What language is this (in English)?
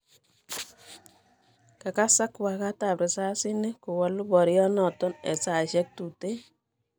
Kalenjin